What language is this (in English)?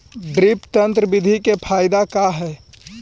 Magahi